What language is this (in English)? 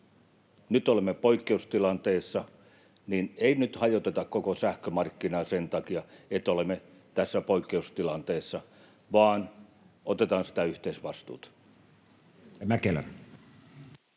Finnish